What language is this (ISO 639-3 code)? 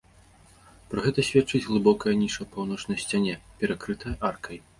bel